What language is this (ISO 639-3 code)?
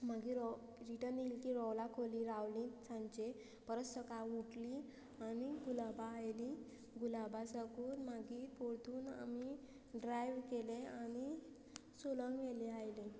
kok